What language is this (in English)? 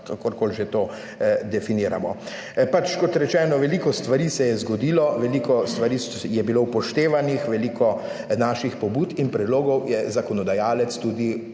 Slovenian